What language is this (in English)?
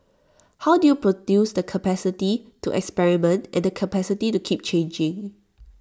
English